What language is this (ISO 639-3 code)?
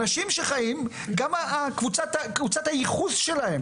heb